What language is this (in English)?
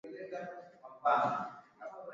Swahili